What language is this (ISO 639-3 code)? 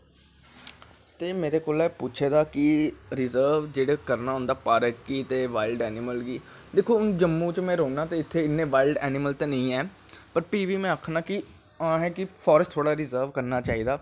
doi